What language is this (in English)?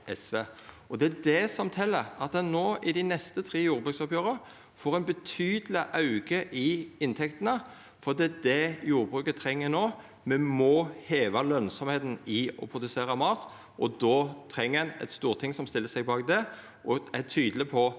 Norwegian